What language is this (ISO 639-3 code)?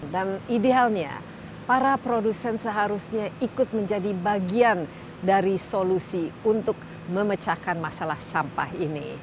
ind